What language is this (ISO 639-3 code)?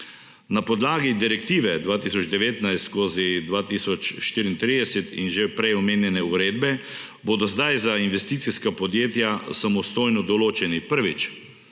slv